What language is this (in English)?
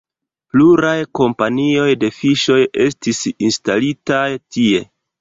Esperanto